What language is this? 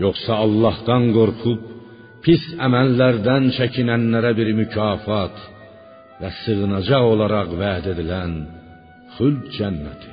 Persian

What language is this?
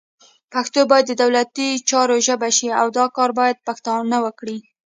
Pashto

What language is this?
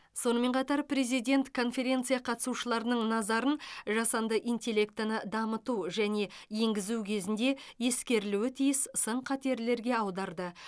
Kazakh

